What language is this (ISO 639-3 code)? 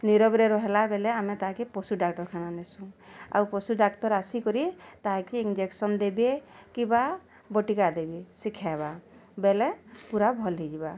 ori